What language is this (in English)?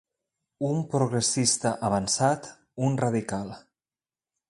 Catalan